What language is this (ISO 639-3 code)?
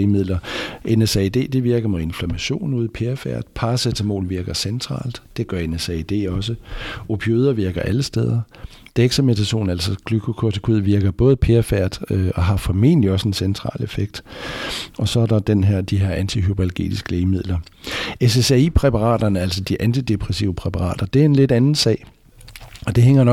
dan